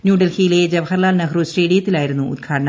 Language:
Malayalam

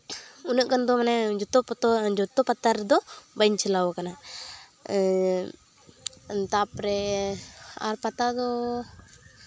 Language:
Santali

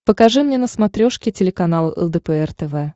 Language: Russian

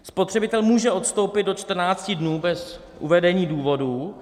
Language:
Czech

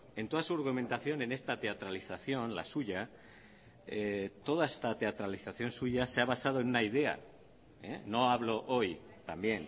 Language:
Spanish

